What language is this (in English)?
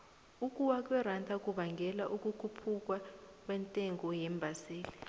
South Ndebele